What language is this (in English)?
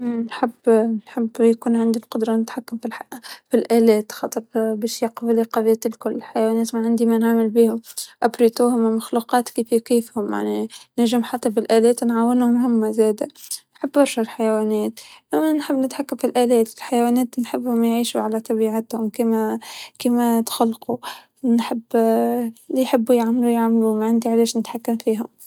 Tunisian Arabic